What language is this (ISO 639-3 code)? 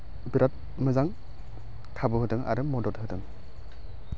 brx